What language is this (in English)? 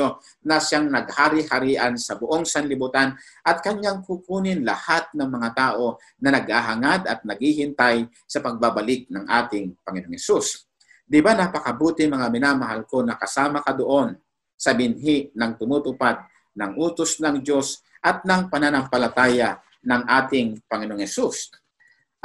Filipino